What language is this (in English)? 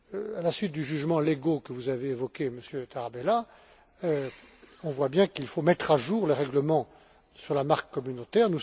French